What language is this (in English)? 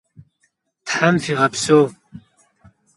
Kabardian